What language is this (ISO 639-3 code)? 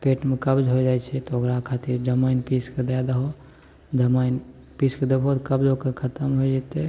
mai